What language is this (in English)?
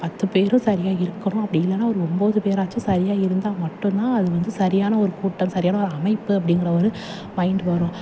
Tamil